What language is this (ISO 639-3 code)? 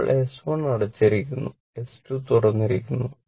mal